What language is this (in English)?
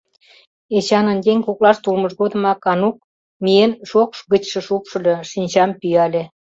Mari